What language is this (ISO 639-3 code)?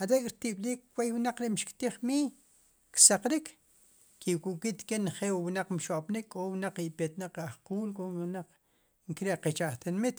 qum